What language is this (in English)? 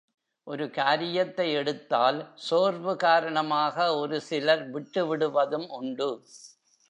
Tamil